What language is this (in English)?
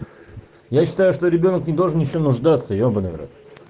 Russian